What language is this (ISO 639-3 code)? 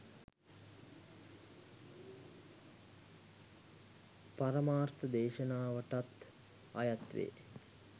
sin